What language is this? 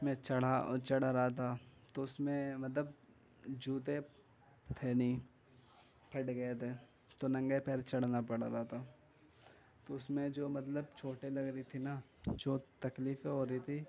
Urdu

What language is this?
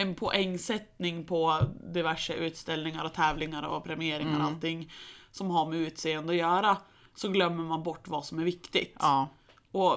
Swedish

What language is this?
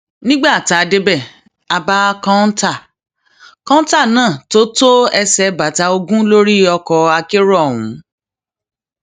Yoruba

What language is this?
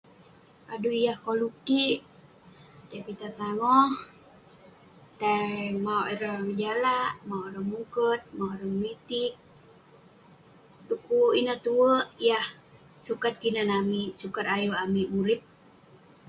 Western Penan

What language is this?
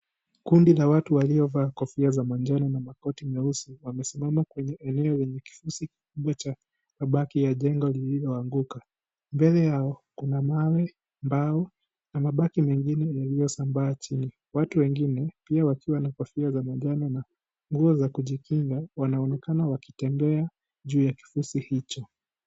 Swahili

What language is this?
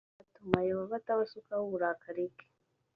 Kinyarwanda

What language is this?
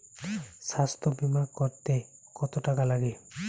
Bangla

